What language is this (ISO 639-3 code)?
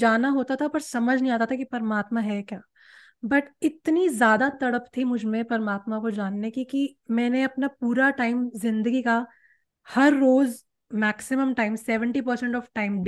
hin